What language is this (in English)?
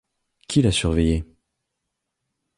French